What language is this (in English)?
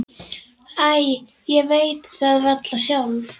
Icelandic